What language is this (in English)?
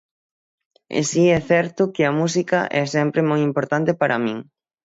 Galician